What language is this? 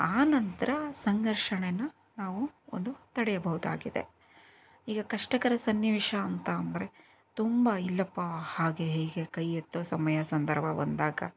Kannada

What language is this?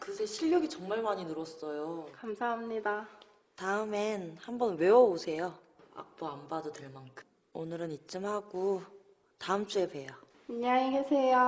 Korean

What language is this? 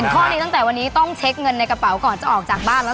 Thai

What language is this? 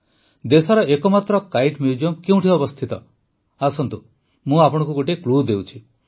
Odia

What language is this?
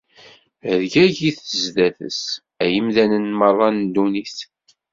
Kabyle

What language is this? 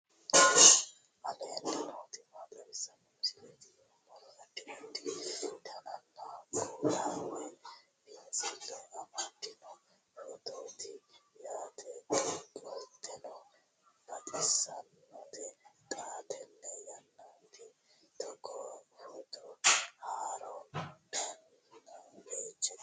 Sidamo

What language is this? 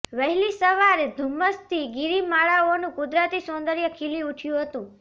Gujarati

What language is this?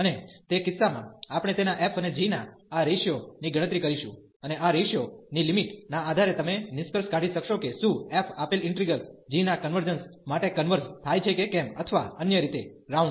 Gujarati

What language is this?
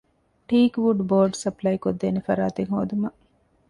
Divehi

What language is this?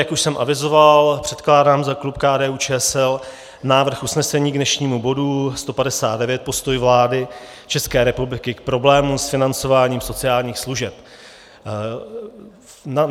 Czech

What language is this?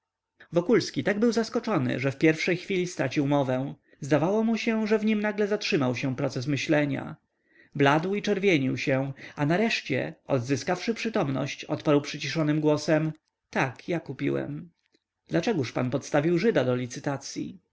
Polish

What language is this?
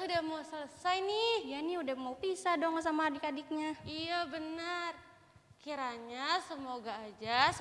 Indonesian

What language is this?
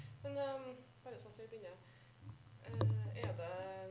Norwegian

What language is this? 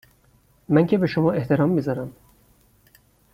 Persian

